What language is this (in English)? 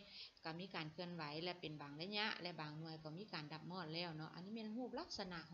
Thai